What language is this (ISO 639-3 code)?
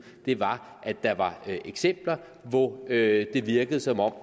dan